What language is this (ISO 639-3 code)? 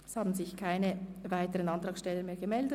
gsw